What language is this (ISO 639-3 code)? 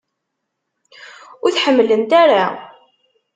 kab